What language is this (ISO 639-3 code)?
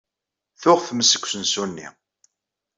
kab